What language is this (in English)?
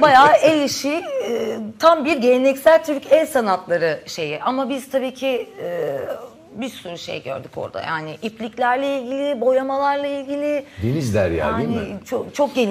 Turkish